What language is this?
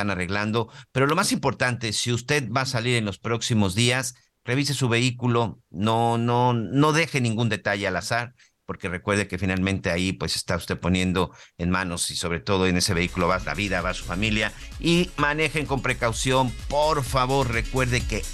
Spanish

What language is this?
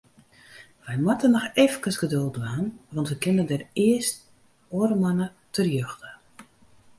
Western Frisian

